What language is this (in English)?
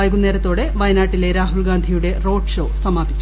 Malayalam